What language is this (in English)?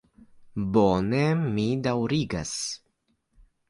Esperanto